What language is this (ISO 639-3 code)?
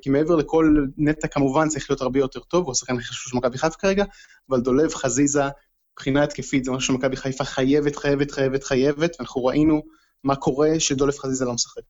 heb